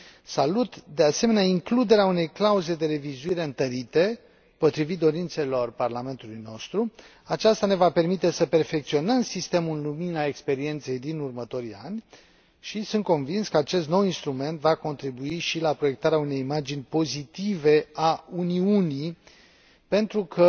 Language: Romanian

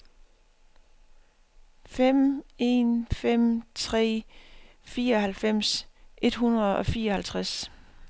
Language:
Danish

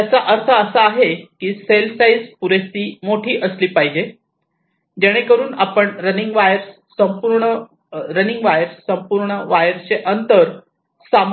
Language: Marathi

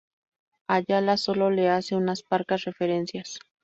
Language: Spanish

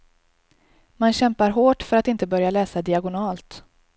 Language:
Swedish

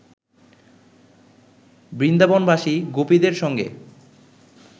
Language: Bangla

